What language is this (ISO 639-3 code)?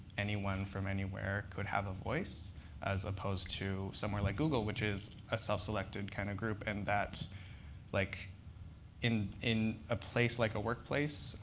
eng